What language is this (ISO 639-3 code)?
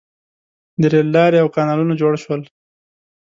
pus